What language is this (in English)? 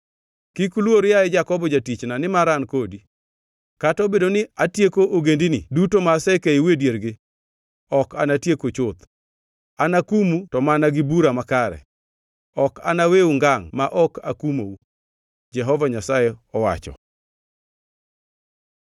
Luo (Kenya and Tanzania)